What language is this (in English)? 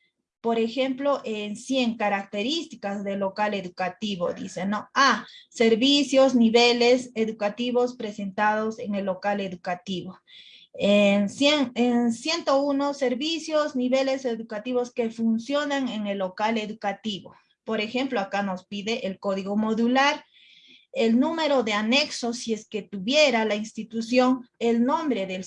Spanish